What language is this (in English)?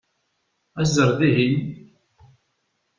Kabyle